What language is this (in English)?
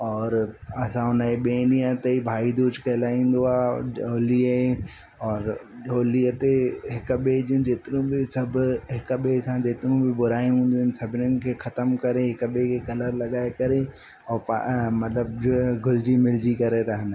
Sindhi